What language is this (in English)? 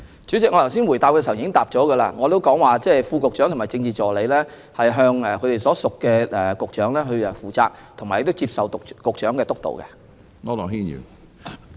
Cantonese